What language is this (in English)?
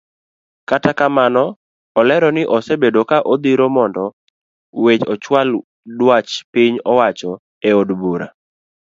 Luo (Kenya and Tanzania)